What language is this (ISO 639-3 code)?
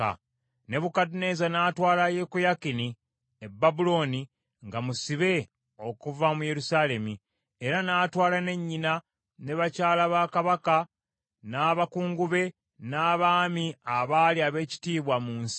lug